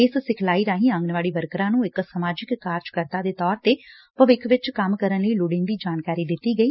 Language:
Punjabi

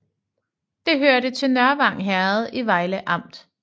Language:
Danish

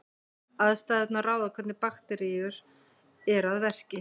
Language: Icelandic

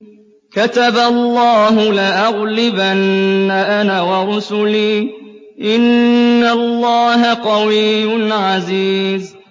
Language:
Arabic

